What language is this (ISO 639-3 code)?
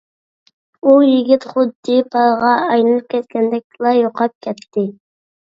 uig